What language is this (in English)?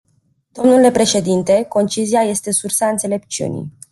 Romanian